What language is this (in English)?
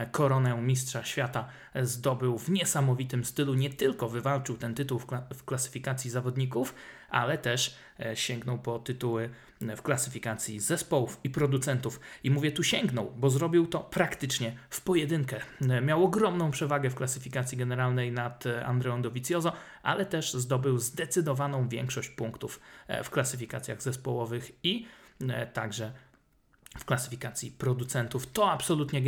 Polish